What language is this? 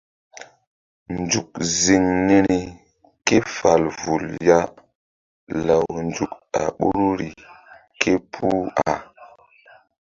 Mbum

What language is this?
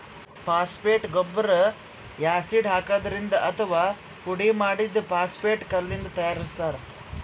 Kannada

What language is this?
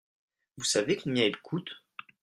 French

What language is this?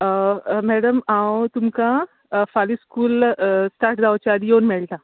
Konkani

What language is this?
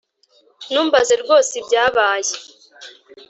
Kinyarwanda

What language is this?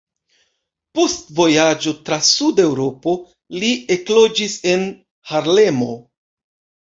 Esperanto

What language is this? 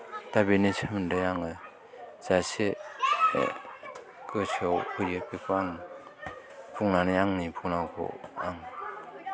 Bodo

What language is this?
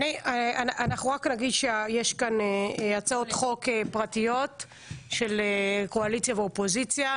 Hebrew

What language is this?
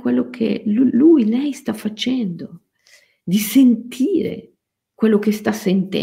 Italian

